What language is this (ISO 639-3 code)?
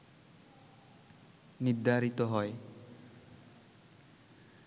ben